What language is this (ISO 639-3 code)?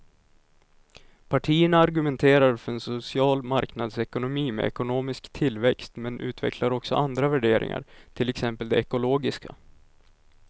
swe